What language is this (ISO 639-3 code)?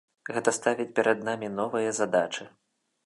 bel